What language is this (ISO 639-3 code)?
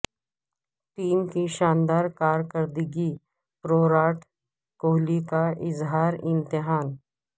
urd